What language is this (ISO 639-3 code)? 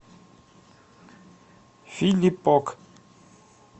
rus